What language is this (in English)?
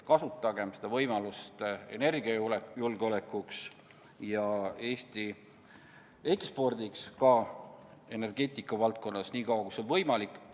Estonian